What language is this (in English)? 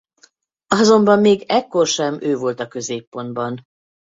Hungarian